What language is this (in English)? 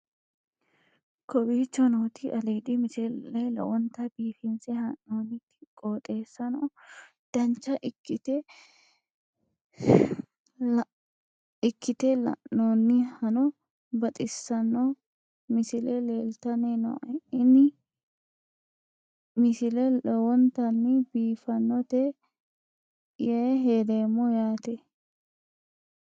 Sidamo